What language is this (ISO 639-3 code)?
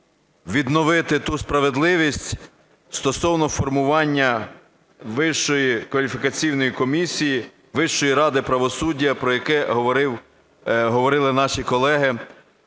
ukr